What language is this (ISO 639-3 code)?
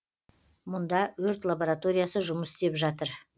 kaz